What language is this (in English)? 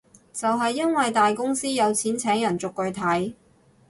Cantonese